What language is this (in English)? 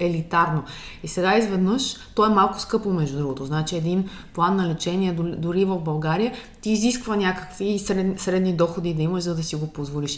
Bulgarian